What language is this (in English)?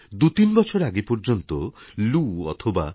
Bangla